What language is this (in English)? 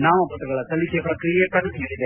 Kannada